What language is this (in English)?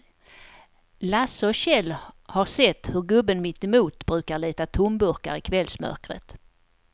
Swedish